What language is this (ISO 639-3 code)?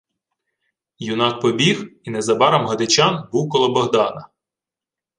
ukr